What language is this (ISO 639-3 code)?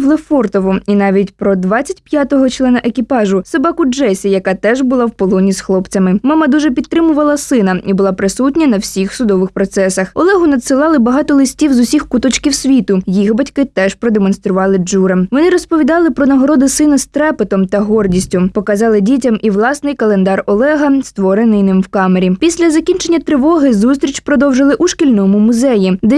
ukr